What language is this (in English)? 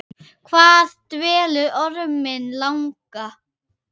Icelandic